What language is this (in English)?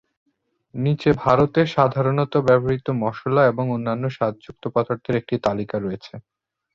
Bangla